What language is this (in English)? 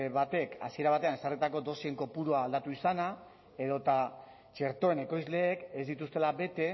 Basque